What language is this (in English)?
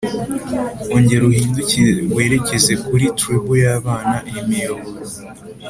Kinyarwanda